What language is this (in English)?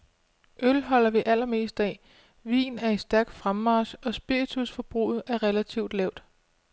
Danish